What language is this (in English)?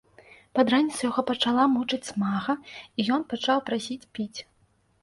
Belarusian